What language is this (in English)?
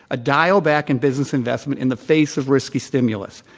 English